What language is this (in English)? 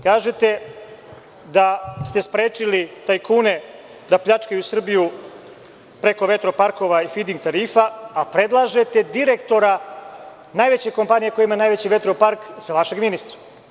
Serbian